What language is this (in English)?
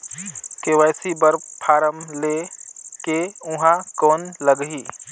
Chhattisgarhi